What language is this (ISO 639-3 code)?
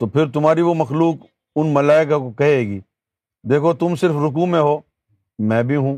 urd